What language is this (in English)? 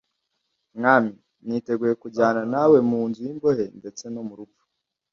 Kinyarwanda